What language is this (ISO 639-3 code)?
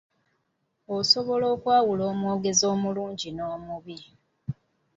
lug